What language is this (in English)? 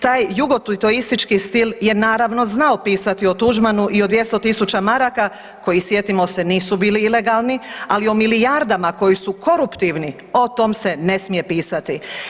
Croatian